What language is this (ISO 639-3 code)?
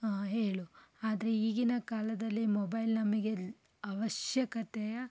kan